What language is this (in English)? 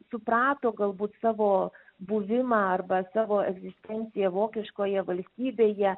Lithuanian